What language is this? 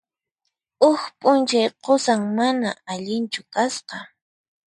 Puno Quechua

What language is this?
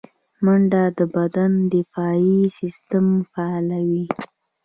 Pashto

